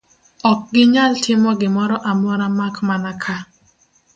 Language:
Luo (Kenya and Tanzania)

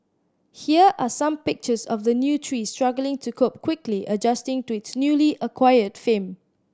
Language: English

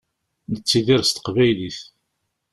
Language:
Kabyle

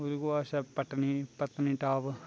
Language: Dogri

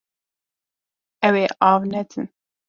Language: Kurdish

